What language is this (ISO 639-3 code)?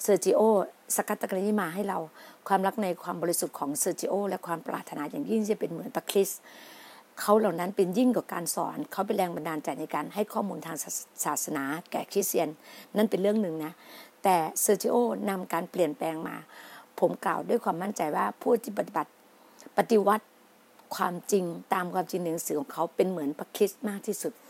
tha